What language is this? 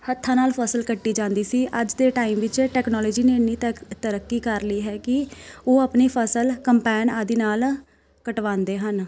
Punjabi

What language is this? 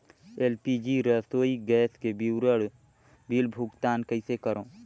Chhattisgarhi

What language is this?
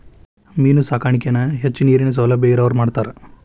Kannada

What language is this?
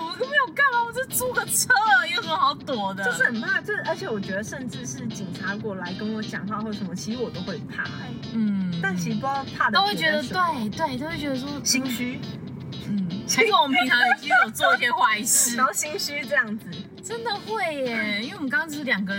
Chinese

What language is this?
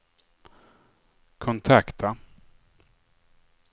Swedish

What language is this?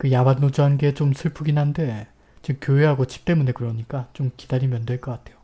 Korean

